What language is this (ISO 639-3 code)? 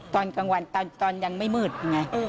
tha